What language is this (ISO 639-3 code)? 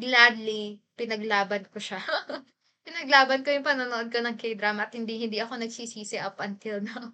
fil